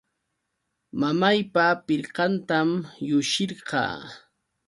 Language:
Yauyos Quechua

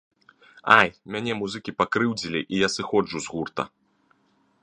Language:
Belarusian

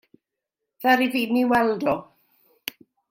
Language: Welsh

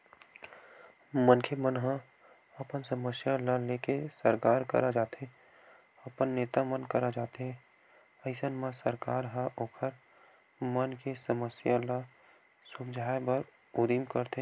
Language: Chhattisgarhi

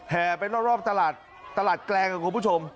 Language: Thai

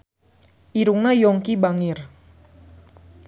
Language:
Sundanese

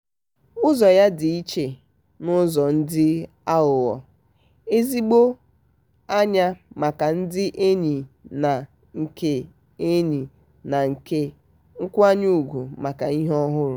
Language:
Igbo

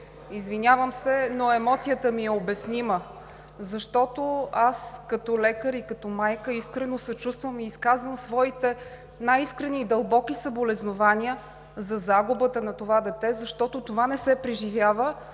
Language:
Bulgarian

